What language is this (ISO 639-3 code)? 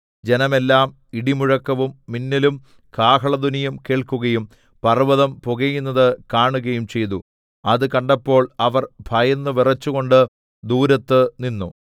mal